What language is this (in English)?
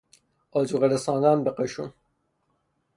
Persian